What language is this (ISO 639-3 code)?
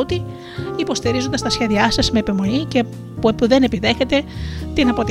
ell